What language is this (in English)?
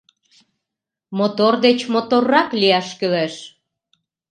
Mari